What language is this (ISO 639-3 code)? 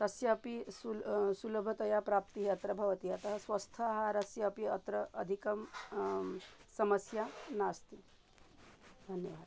san